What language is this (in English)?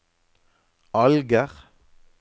Norwegian